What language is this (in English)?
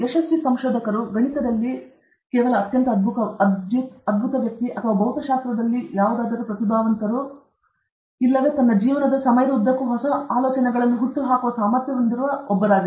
Kannada